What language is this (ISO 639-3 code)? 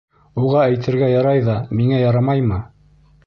bak